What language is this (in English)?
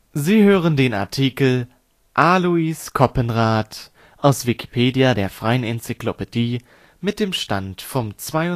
German